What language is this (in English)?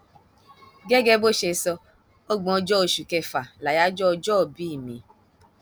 Yoruba